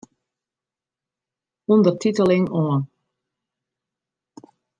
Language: Western Frisian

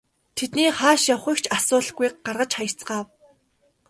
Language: Mongolian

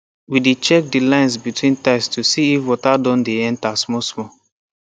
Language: Nigerian Pidgin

